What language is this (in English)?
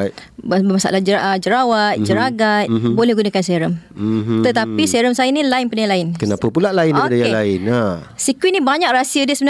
Malay